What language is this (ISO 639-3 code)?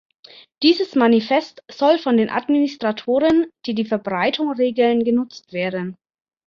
deu